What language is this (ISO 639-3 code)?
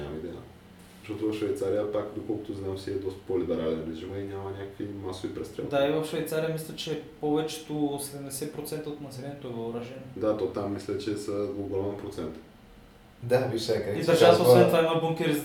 bul